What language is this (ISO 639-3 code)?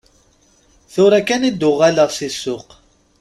kab